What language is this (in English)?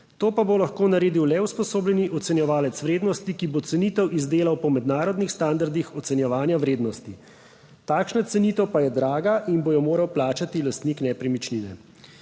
Slovenian